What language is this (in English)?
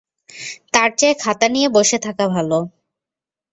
Bangla